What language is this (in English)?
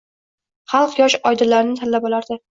Uzbek